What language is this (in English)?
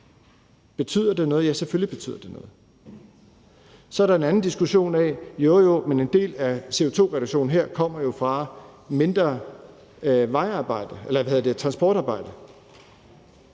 Danish